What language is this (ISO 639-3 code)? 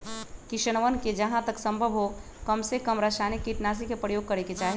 mag